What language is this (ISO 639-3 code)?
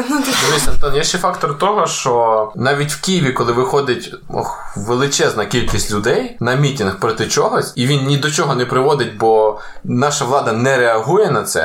ukr